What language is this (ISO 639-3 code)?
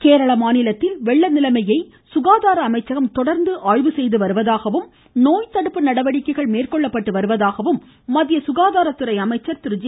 tam